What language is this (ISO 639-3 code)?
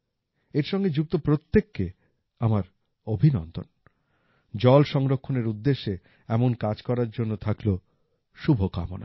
ben